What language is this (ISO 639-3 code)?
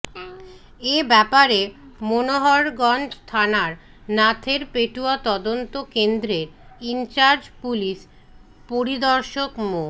ben